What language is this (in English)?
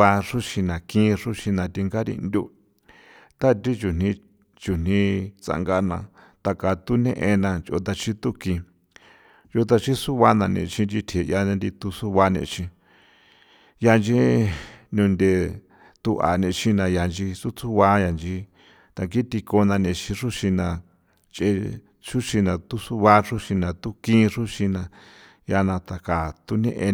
San Felipe Otlaltepec Popoloca